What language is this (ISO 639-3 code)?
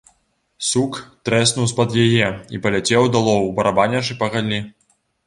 bel